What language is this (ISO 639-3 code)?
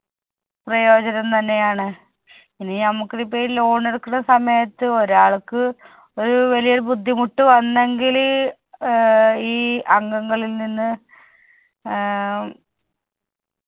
mal